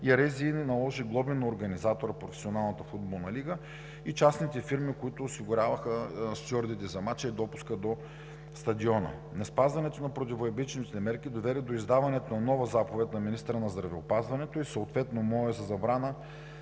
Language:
Bulgarian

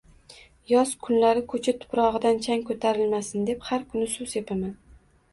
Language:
Uzbek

